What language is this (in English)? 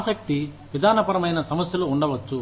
Telugu